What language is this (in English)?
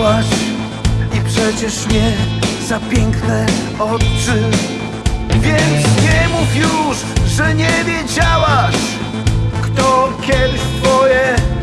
Polish